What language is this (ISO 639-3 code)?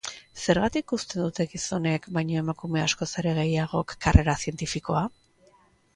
eus